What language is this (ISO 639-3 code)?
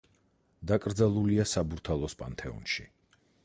kat